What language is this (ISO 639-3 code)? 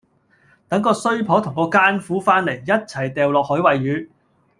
yue